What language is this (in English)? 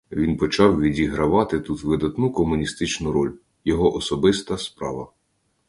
Ukrainian